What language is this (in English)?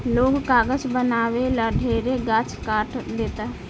Bhojpuri